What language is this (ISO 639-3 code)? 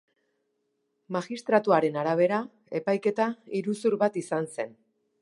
eus